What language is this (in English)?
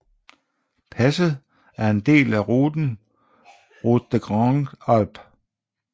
Danish